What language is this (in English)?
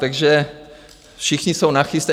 Czech